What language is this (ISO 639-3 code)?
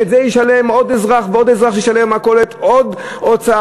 heb